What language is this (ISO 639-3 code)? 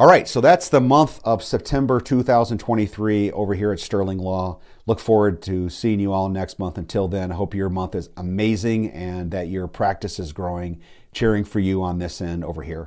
eng